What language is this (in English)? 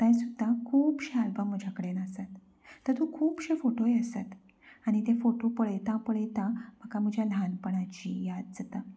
Konkani